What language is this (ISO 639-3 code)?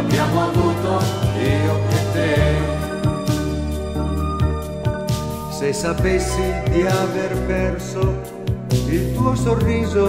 ell